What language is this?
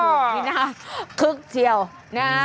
Thai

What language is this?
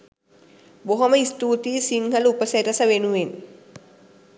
Sinhala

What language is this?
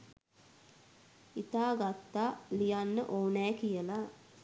Sinhala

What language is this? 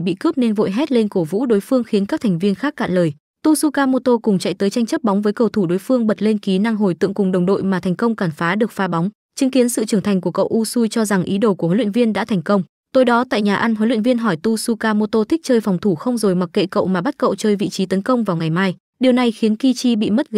Vietnamese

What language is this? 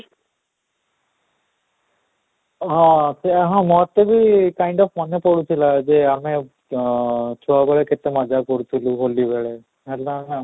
Odia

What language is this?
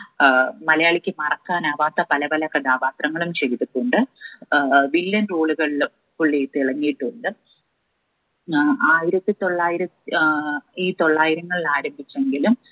Malayalam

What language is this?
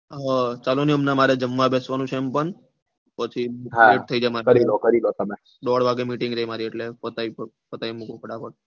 Gujarati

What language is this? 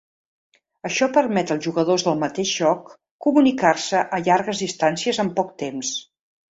Catalan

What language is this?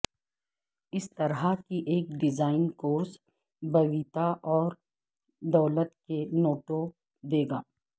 Urdu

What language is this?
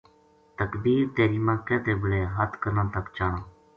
Gujari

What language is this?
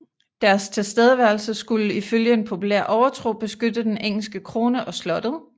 Danish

